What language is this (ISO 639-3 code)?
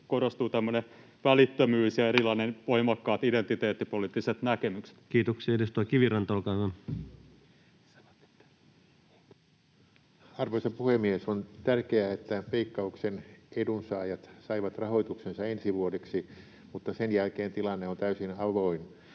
fin